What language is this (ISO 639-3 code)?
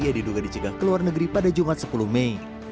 ind